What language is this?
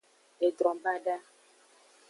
Aja (Benin)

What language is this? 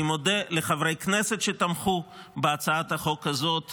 Hebrew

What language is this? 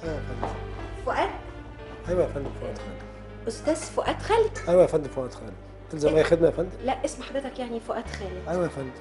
Arabic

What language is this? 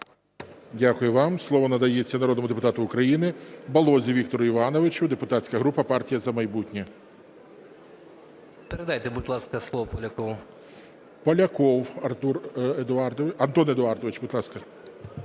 Ukrainian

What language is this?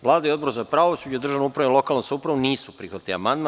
Serbian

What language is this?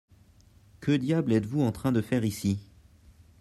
French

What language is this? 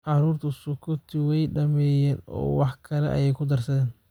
Somali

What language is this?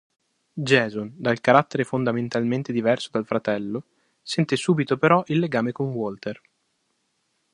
Italian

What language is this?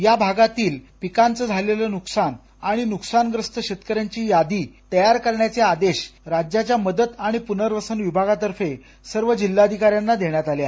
Marathi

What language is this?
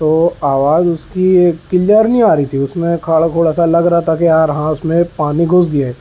Urdu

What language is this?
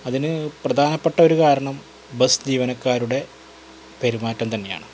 Malayalam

